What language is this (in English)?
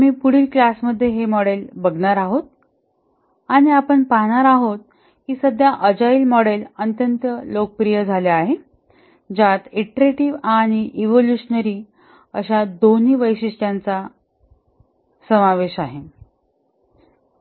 Marathi